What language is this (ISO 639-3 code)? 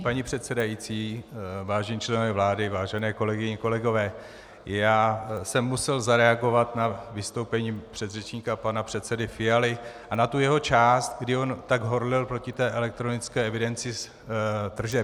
ces